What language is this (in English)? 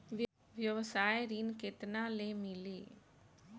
Bhojpuri